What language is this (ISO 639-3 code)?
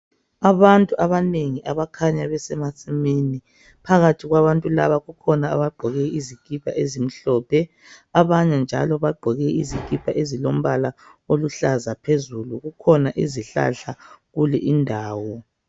nde